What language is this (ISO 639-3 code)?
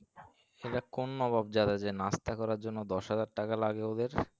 ben